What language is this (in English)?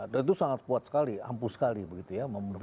Indonesian